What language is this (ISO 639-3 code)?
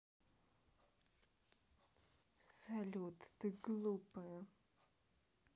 rus